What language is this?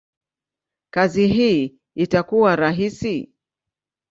Swahili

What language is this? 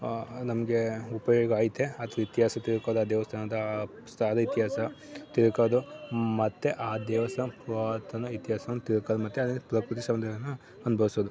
Kannada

